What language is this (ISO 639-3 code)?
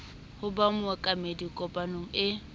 sot